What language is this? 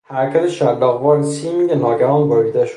Persian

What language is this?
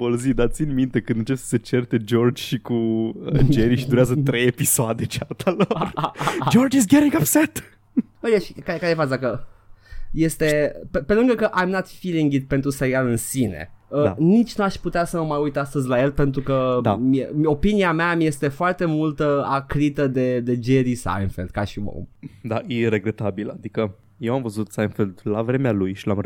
Romanian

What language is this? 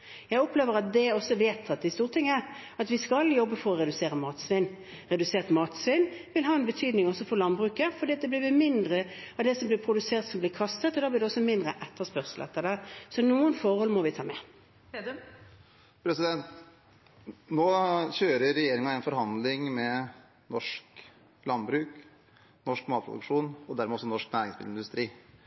Norwegian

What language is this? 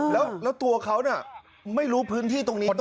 Thai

